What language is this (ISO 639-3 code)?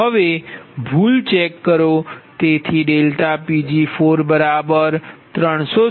guj